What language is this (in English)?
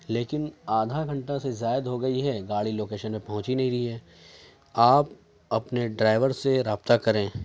Urdu